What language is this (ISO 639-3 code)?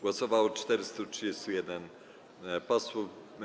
pol